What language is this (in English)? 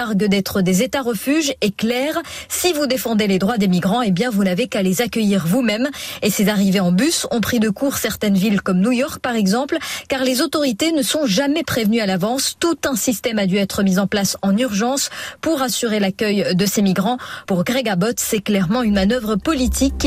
French